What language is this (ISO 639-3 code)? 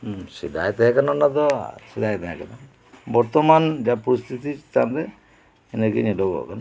sat